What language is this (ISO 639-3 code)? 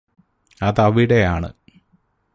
mal